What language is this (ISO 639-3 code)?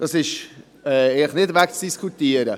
gsw